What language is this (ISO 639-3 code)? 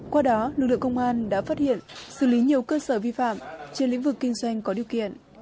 vie